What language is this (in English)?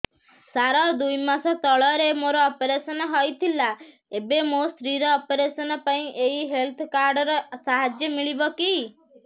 Odia